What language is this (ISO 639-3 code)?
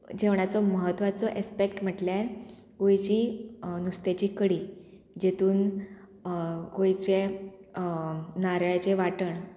kok